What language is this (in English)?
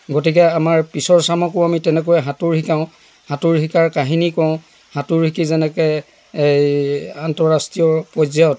Assamese